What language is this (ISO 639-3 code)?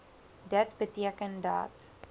afr